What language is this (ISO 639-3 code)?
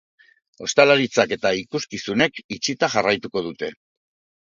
eus